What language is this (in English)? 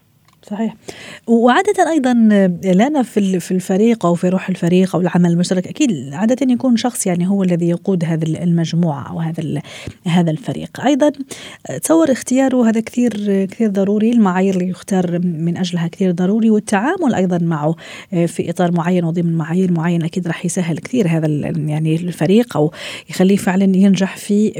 Arabic